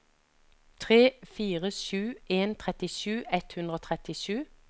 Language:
Norwegian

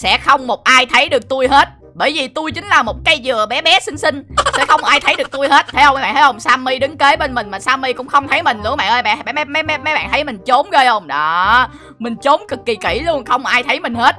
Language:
Vietnamese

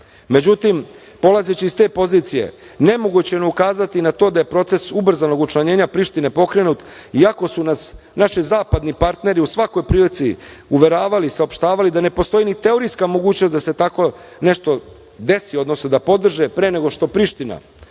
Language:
Serbian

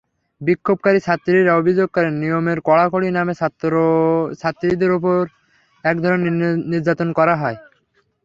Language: Bangla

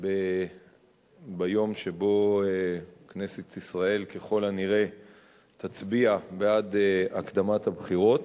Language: Hebrew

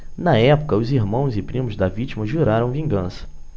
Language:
Portuguese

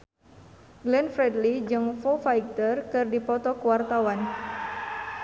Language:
Sundanese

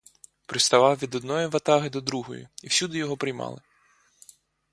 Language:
Ukrainian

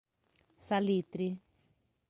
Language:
Portuguese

